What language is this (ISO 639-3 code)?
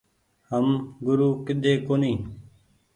gig